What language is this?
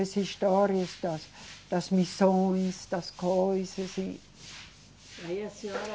Portuguese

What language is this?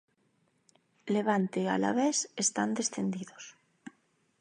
Galician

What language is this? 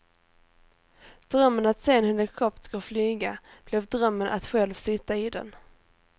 Swedish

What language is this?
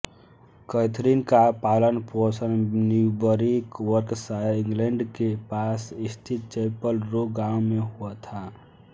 Hindi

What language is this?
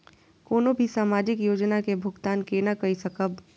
Maithili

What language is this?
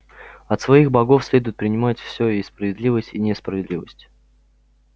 Russian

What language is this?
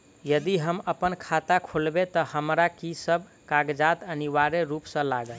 Maithili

